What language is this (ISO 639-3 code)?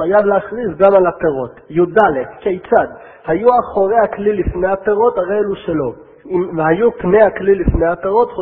heb